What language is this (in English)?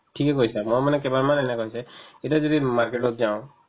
Assamese